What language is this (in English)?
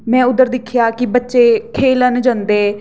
Dogri